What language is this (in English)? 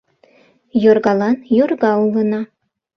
Mari